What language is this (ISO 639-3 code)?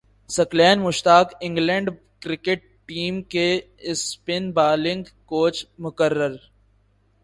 urd